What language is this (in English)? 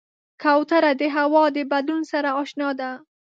Pashto